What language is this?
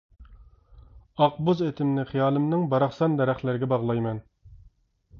Uyghur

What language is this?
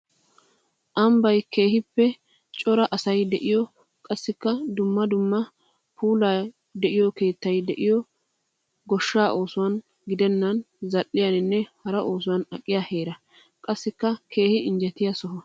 Wolaytta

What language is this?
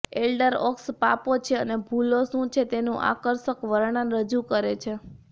Gujarati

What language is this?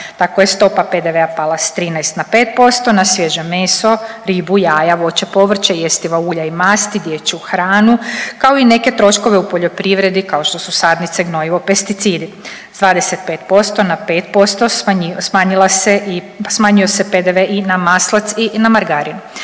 Croatian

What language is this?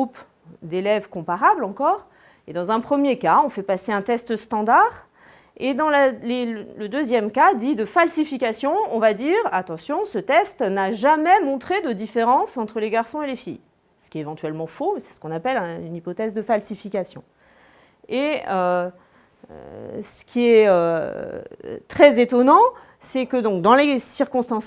French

